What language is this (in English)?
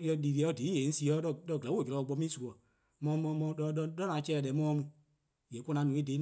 Eastern Krahn